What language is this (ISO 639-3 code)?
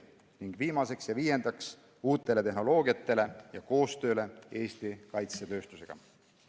est